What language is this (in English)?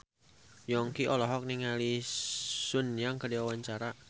Sundanese